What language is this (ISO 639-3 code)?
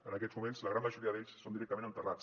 cat